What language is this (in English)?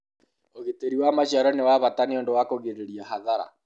Kikuyu